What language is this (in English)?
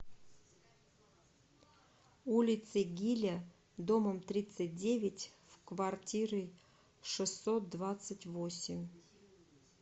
Russian